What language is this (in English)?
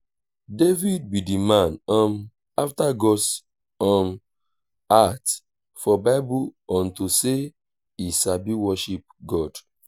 Nigerian Pidgin